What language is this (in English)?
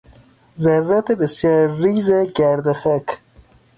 Persian